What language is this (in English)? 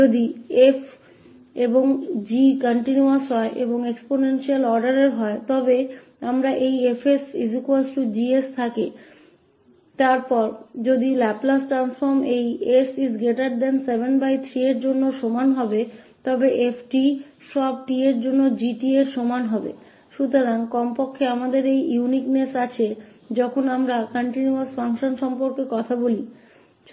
Hindi